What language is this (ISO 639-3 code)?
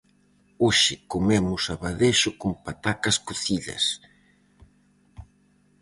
glg